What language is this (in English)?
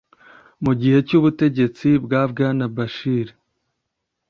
Kinyarwanda